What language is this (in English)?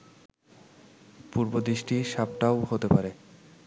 Bangla